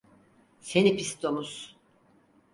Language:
Turkish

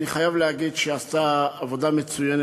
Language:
Hebrew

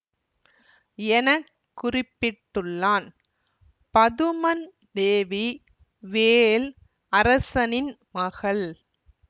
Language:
Tamil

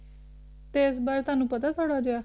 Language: Punjabi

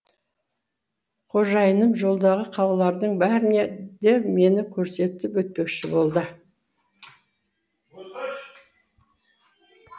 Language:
Kazakh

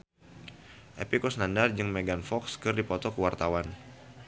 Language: Sundanese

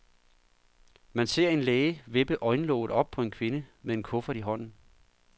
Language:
Danish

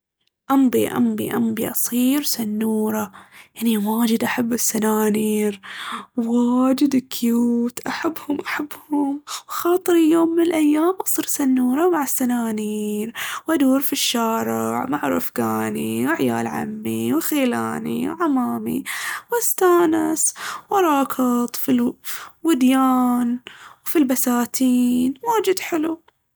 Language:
Baharna Arabic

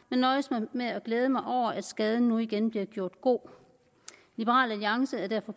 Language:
Danish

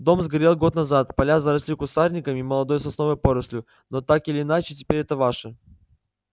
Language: Russian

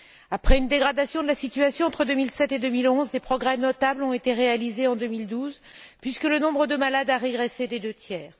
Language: French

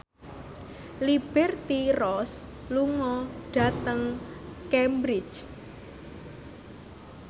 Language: Javanese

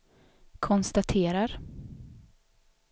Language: Swedish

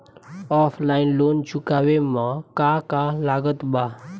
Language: Bhojpuri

